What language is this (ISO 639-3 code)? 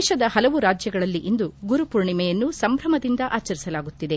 kan